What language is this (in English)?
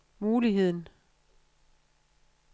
Danish